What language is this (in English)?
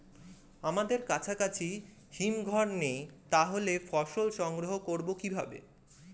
Bangla